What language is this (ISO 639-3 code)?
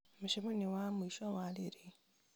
kik